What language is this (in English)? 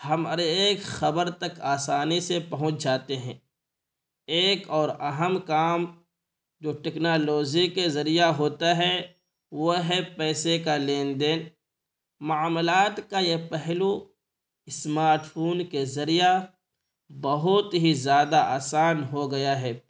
Urdu